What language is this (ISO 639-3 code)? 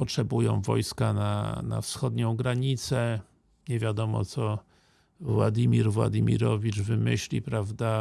pol